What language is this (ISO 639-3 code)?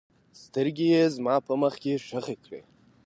pus